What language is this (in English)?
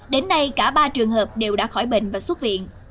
Vietnamese